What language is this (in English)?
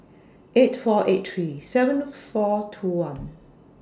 English